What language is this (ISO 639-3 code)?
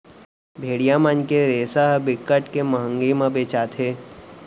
hne